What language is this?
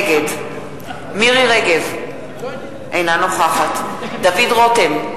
Hebrew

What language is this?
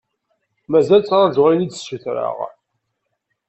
Kabyle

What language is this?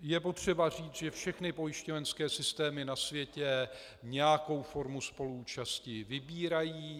Czech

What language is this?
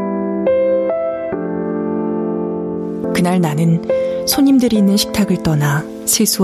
Korean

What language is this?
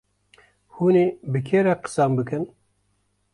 Kurdish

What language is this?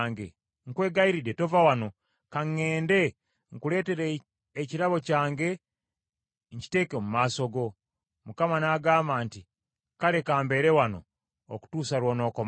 Ganda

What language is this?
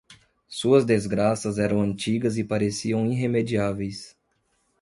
Portuguese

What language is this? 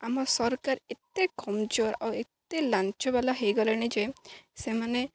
Odia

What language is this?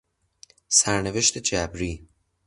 Persian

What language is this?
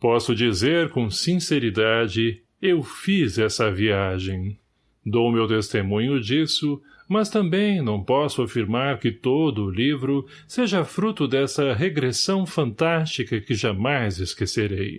Portuguese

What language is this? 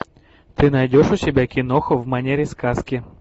Russian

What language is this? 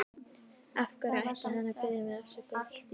Icelandic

